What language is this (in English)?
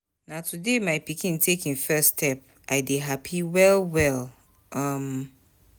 Nigerian Pidgin